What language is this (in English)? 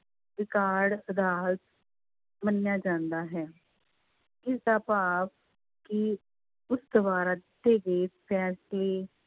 Punjabi